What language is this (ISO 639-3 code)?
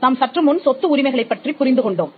tam